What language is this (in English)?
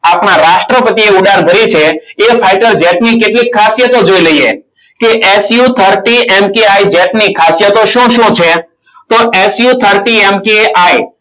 Gujarati